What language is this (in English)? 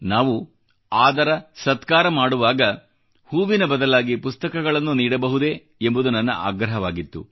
Kannada